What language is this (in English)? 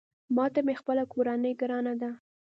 Pashto